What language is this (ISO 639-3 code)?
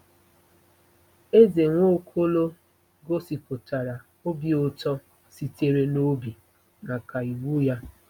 ibo